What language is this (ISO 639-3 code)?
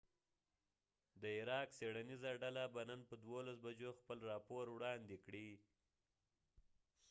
pus